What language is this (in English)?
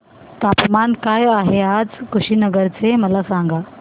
Marathi